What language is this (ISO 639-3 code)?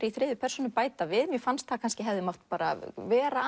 isl